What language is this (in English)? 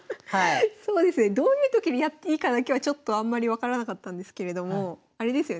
Japanese